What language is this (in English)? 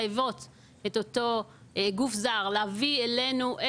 Hebrew